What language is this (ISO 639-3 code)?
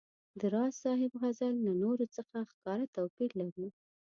pus